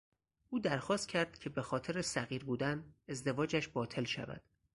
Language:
Persian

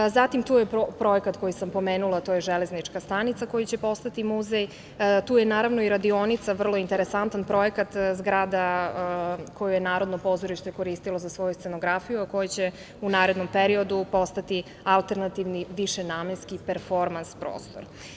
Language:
Serbian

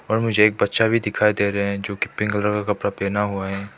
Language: Hindi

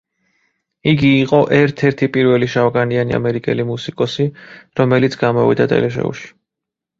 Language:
Georgian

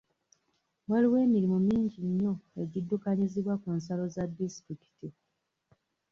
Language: Ganda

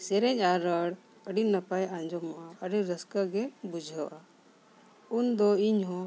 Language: Santali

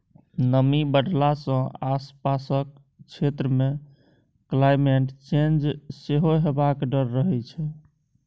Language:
Maithili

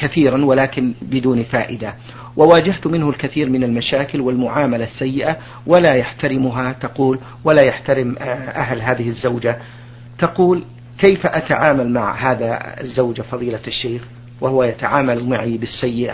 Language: Arabic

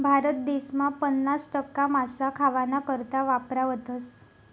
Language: Marathi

